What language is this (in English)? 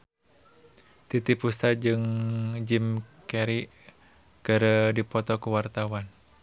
Sundanese